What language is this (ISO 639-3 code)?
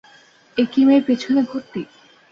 ben